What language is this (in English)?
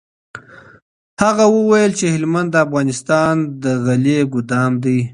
Pashto